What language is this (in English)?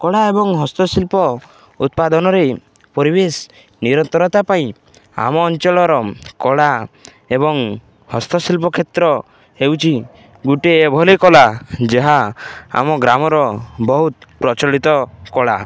Odia